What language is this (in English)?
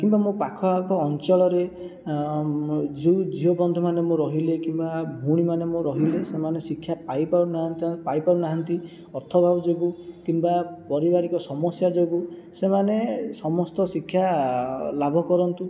Odia